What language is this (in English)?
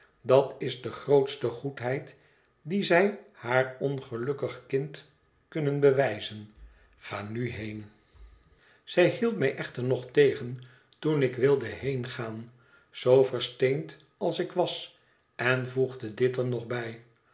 Dutch